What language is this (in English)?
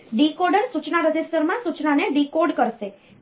Gujarati